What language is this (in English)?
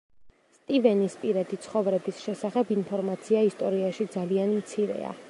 Georgian